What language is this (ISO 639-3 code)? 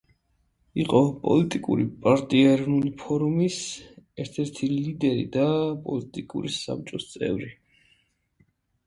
kat